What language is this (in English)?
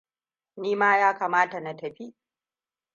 Hausa